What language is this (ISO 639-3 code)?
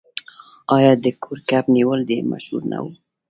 pus